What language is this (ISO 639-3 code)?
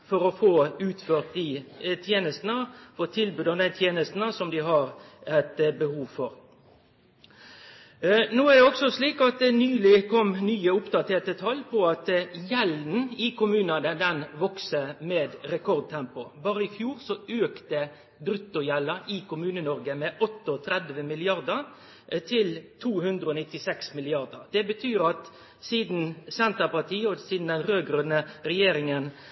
nno